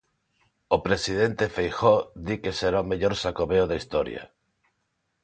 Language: Galician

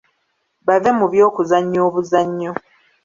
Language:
Ganda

